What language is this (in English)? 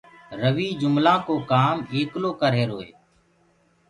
Gurgula